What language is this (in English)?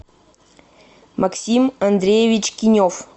Russian